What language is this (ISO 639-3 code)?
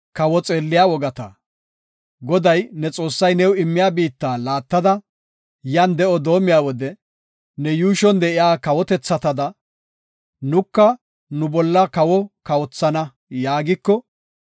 gof